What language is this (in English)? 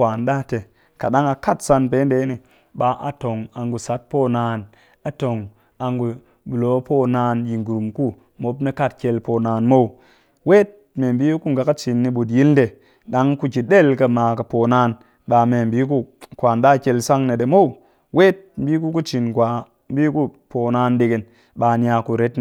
Cakfem-Mushere